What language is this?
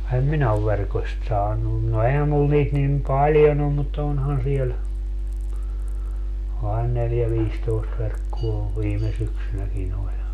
Finnish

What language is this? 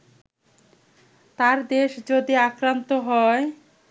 Bangla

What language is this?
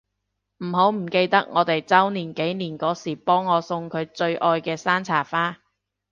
Cantonese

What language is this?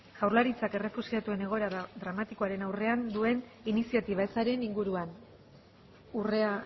Basque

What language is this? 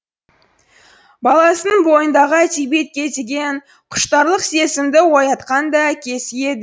Kazakh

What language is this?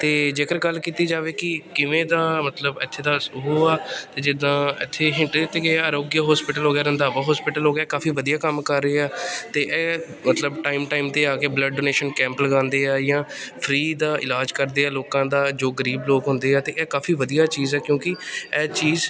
Punjabi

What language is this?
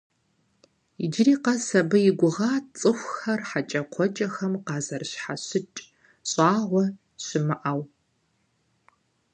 Kabardian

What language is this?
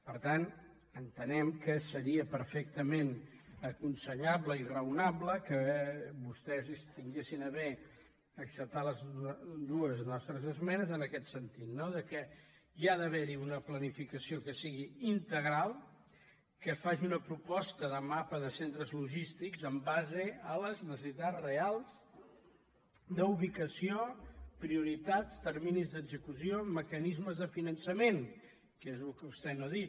Catalan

